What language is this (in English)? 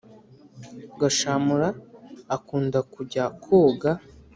Kinyarwanda